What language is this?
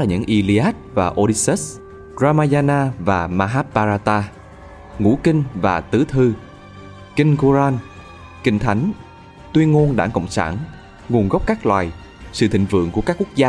Vietnamese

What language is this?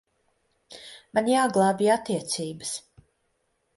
Latvian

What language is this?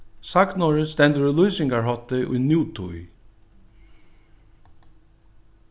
Faroese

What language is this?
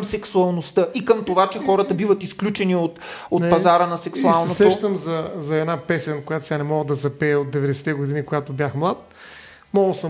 Bulgarian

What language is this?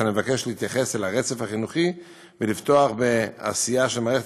Hebrew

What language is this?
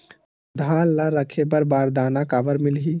Chhattisgarhi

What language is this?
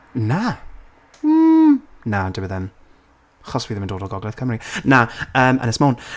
Welsh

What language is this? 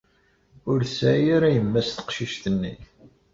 Kabyle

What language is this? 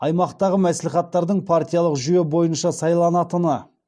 Kazakh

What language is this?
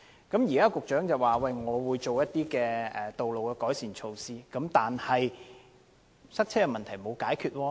Cantonese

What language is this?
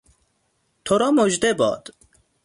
Persian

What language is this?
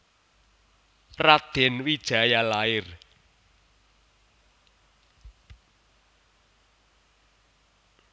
Javanese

